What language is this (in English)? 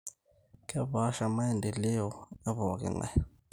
Masai